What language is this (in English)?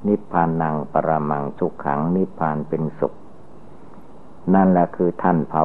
Thai